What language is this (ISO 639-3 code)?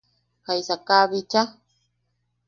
yaq